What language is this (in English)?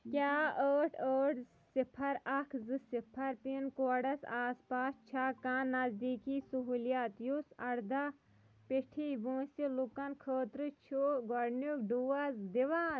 Kashmiri